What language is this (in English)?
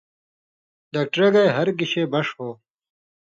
Indus Kohistani